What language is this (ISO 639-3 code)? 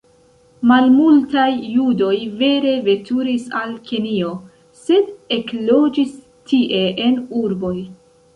epo